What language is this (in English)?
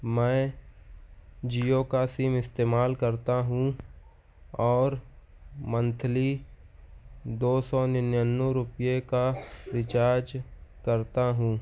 Urdu